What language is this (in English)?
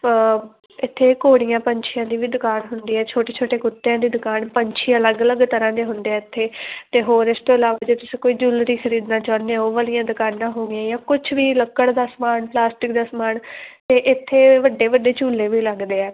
Punjabi